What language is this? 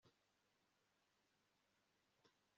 Kinyarwanda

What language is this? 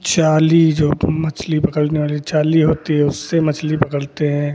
Hindi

